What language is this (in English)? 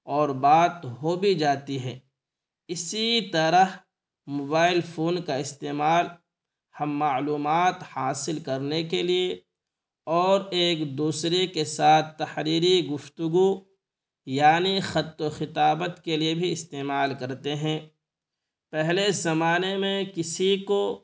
Urdu